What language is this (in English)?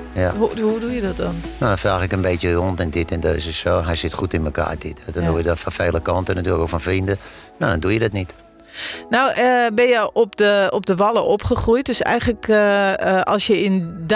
Dutch